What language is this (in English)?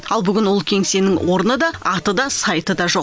Kazakh